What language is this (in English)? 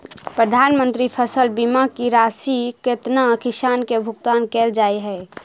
Maithili